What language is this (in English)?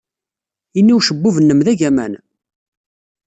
Kabyle